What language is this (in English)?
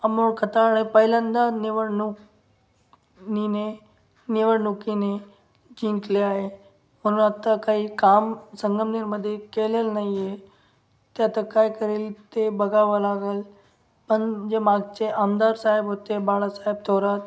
Marathi